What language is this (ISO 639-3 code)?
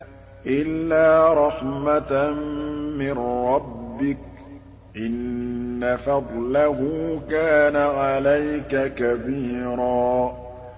ara